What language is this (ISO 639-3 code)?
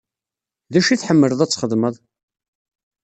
kab